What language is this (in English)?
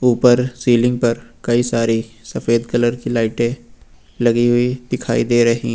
Hindi